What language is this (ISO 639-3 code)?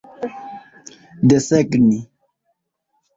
epo